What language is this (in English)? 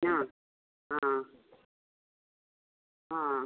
Odia